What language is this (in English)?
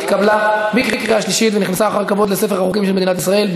Hebrew